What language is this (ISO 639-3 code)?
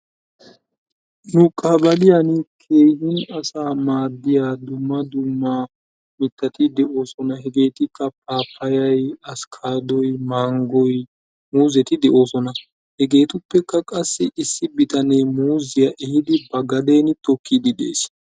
wal